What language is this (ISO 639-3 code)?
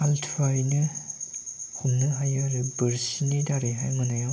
brx